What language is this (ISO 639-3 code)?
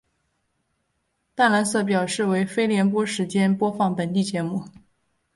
zho